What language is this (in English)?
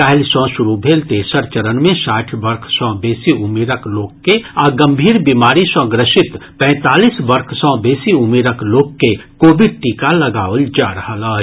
Maithili